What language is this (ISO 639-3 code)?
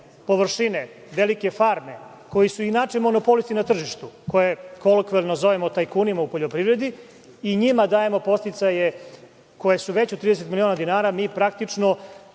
srp